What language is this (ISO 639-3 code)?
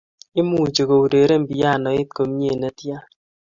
kln